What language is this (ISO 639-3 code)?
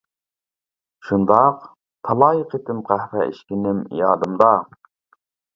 uig